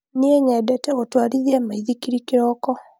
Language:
Kikuyu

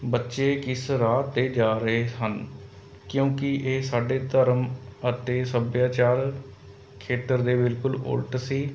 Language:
Punjabi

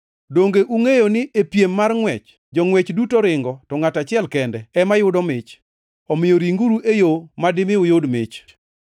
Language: Luo (Kenya and Tanzania)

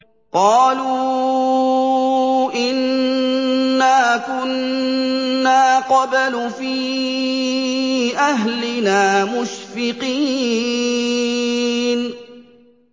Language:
Arabic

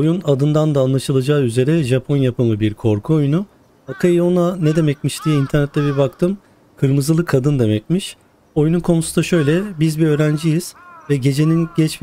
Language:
Turkish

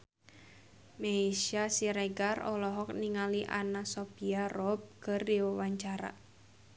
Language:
Sundanese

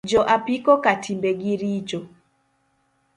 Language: Luo (Kenya and Tanzania)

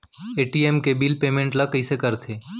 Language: Chhattisgarhi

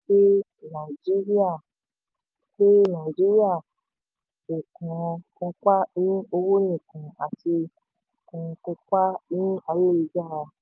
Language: Yoruba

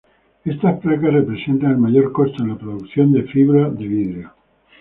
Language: Spanish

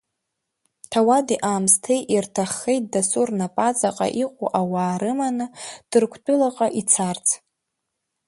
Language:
Abkhazian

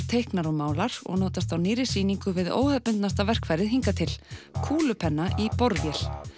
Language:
Icelandic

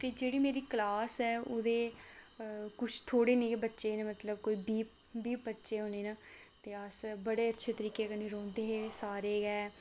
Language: Dogri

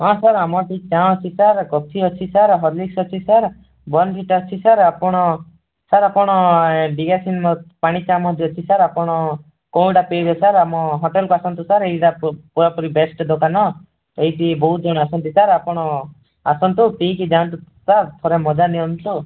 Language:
Odia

